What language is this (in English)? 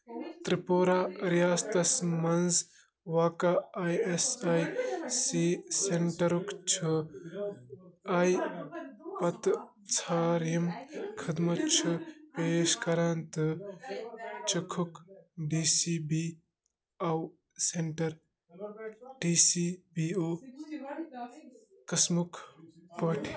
Kashmiri